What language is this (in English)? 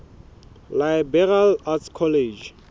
Southern Sotho